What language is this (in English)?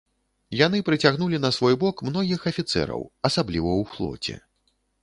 Belarusian